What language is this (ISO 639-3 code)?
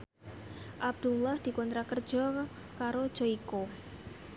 jav